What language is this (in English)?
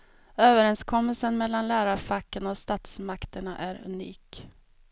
Swedish